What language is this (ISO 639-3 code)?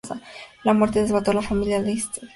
spa